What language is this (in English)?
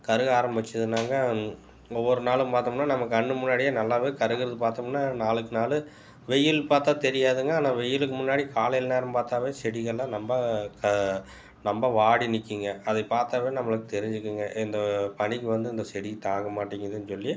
Tamil